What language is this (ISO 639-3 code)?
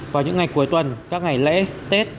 vie